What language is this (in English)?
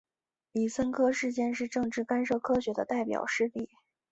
Chinese